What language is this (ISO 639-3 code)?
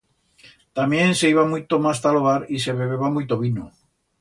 arg